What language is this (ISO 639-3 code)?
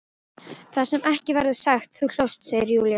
isl